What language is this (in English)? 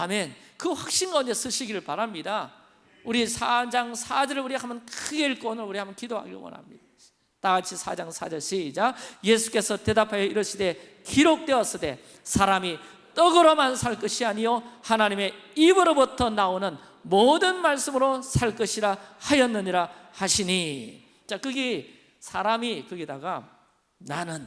Korean